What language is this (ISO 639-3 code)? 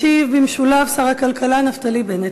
heb